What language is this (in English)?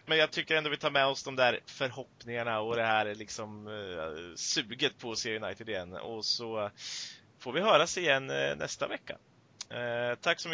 Swedish